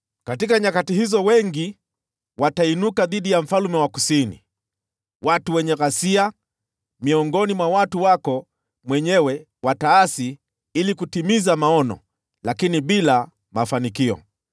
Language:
Swahili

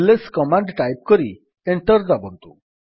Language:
Odia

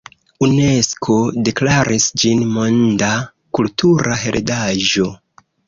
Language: Esperanto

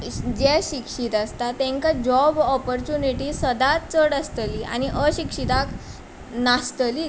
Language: Konkani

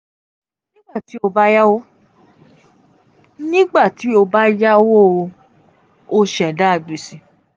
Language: Yoruba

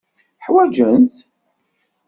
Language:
Kabyle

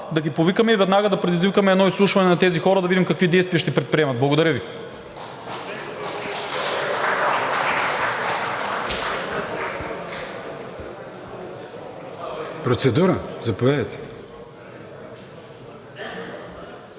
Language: Bulgarian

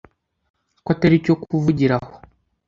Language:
Kinyarwanda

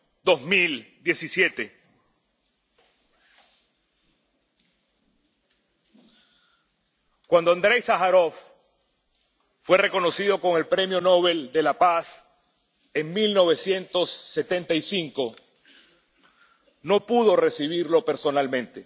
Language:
Spanish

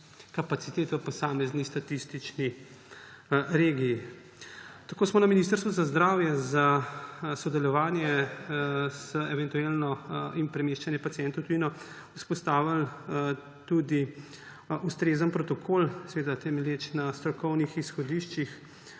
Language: Slovenian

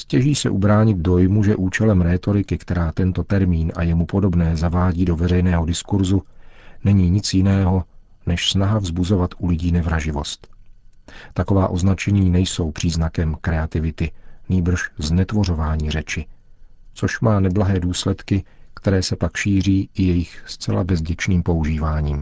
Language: Czech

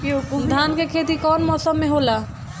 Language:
Bhojpuri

